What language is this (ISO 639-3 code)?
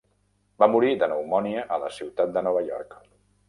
cat